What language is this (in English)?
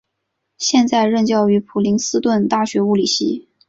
Chinese